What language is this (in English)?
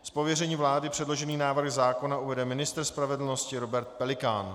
Czech